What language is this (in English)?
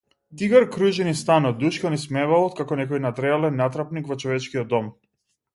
Macedonian